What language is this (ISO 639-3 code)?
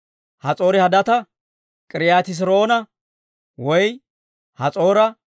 dwr